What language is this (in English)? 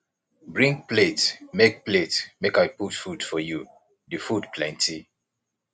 Nigerian Pidgin